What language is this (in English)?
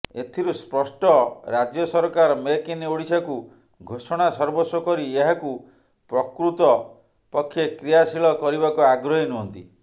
Odia